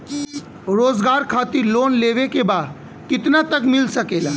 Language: Bhojpuri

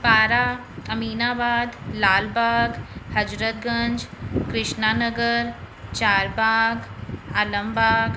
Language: Sindhi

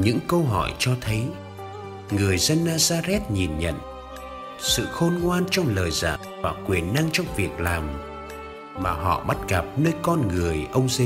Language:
Vietnamese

